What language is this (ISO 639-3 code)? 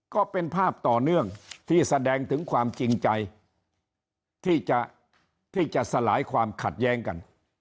tha